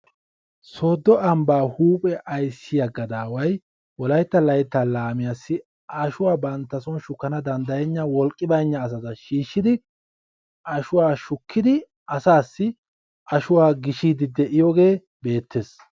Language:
Wolaytta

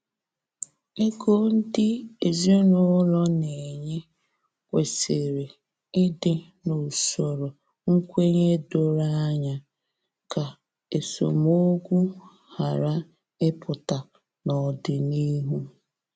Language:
Igbo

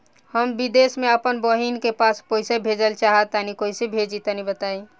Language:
Bhojpuri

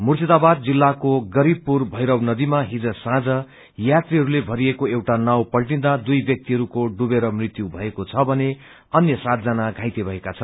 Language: Nepali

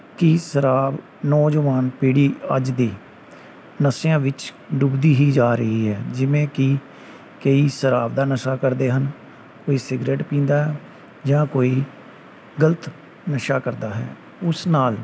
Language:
Punjabi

